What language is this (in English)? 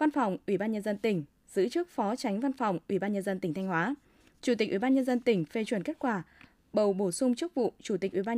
Vietnamese